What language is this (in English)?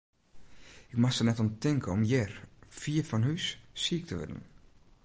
Western Frisian